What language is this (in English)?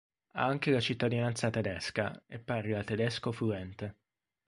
Italian